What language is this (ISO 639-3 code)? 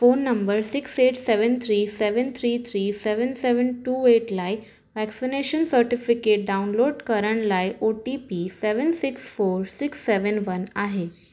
snd